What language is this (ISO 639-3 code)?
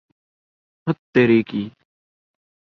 urd